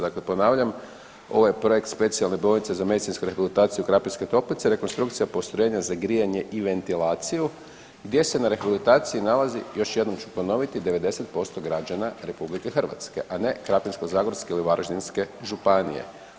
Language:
Croatian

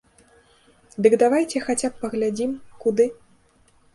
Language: Belarusian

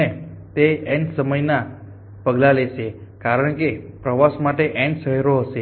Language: Gujarati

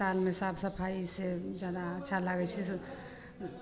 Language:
Maithili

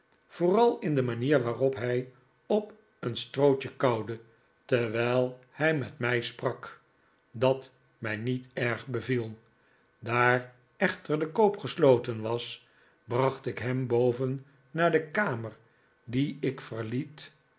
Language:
Dutch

